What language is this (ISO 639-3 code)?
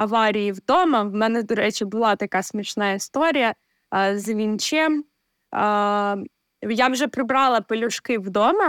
ukr